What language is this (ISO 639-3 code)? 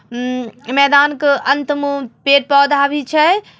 mag